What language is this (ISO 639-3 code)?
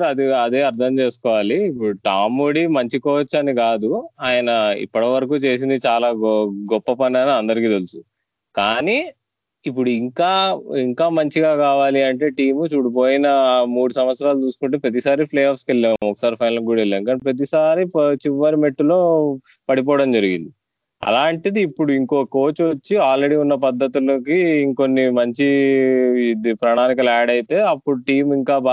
tel